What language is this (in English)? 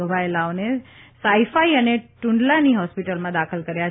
Gujarati